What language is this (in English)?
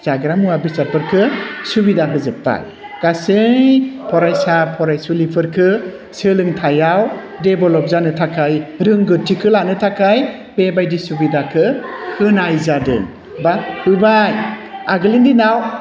Bodo